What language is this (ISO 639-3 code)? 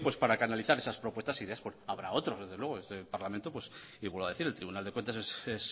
spa